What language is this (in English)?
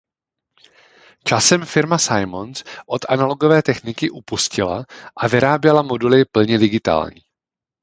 Czech